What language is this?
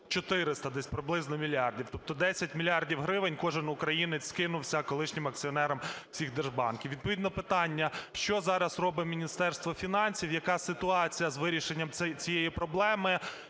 Ukrainian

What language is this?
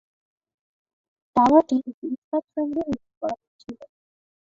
Bangla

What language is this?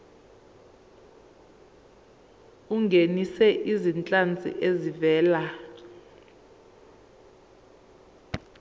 Zulu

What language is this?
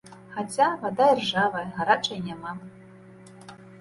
Belarusian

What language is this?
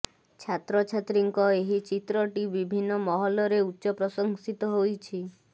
Odia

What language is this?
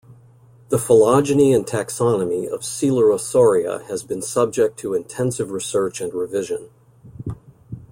English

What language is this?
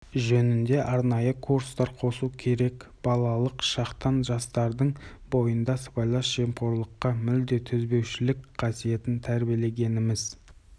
Kazakh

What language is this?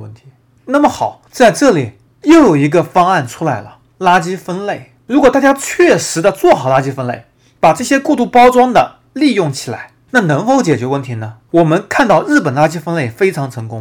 Chinese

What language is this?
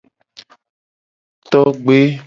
Gen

